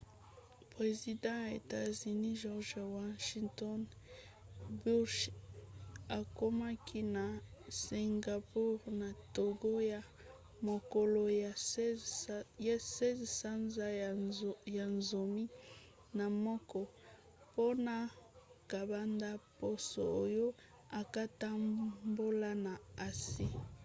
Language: Lingala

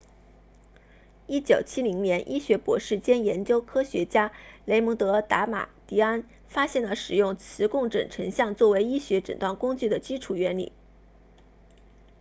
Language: Chinese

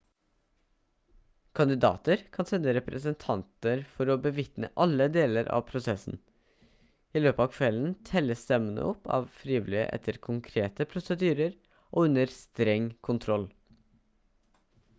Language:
Norwegian Bokmål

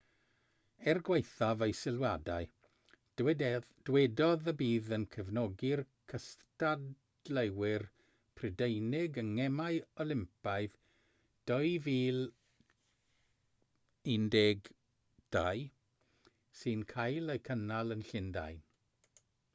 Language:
Welsh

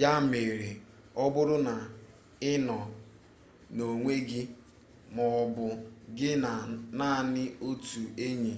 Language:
Igbo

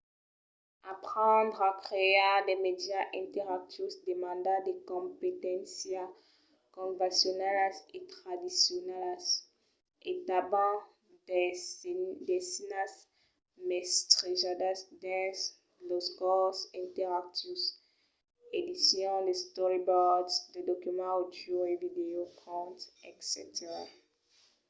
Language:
Occitan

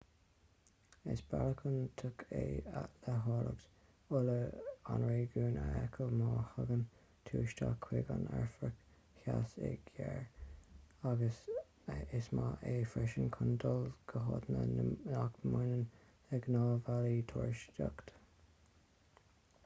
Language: Irish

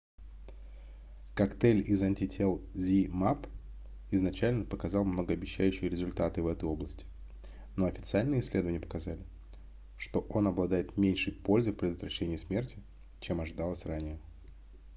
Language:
Russian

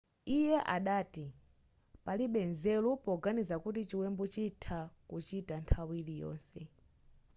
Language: Nyanja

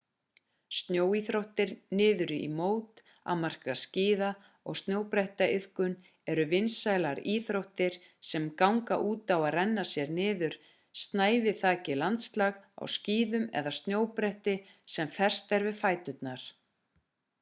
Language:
Icelandic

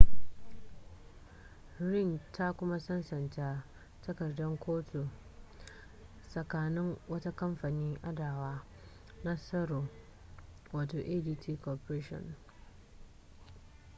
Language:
Hausa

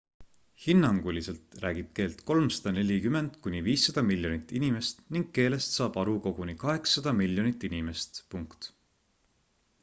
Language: Estonian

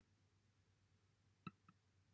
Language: Welsh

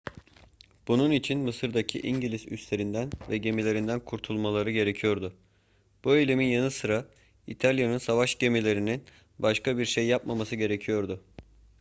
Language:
Turkish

